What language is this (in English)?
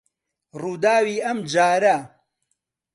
Central Kurdish